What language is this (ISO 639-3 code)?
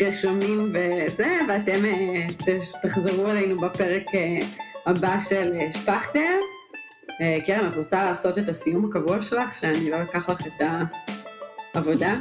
heb